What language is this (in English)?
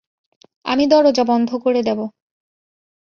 Bangla